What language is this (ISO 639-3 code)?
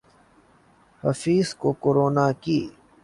urd